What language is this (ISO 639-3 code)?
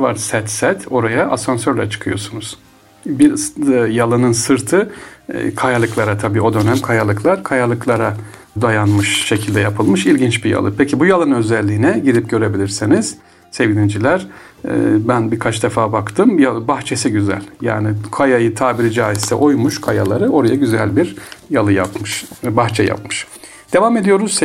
tur